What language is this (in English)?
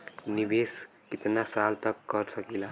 Bhojpuri